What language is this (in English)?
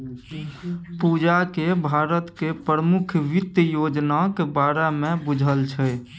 Maithili